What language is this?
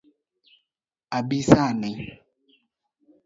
Luo (Kenya and Tanzania)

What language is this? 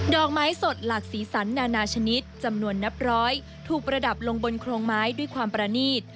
Thai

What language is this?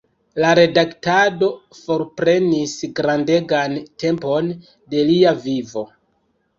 Esperanto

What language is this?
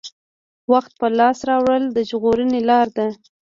Pashto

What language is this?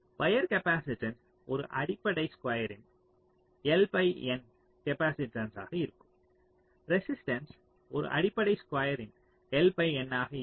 Tamil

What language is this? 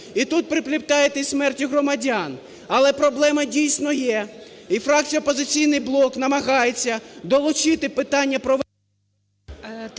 Ukrainian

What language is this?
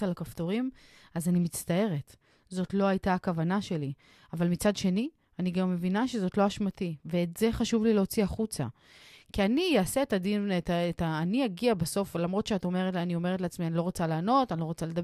Hebrew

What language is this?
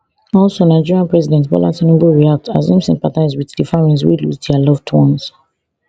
Nigerian Pidgin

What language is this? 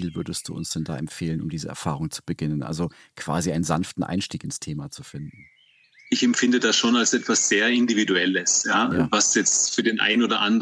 German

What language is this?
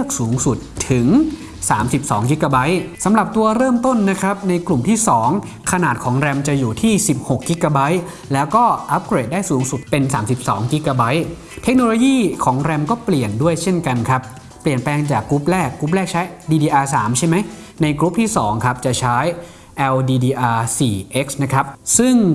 Thai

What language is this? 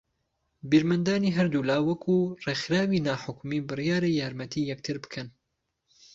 Central Kurdish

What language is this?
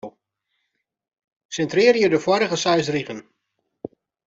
Western Frisian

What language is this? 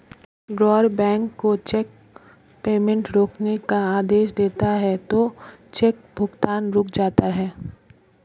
Hindi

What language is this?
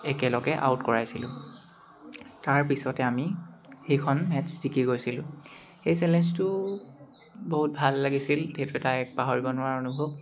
Assamese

